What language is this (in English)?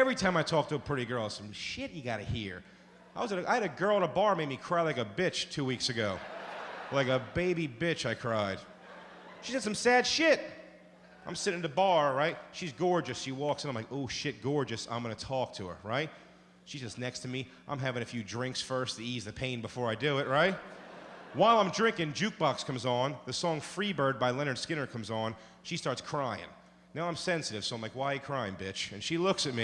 English